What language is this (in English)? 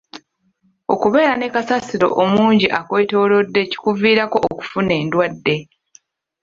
Ganda